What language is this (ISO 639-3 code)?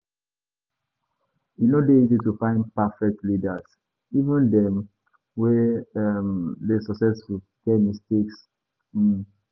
pcm